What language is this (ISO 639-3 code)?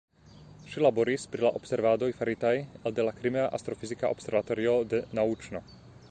epo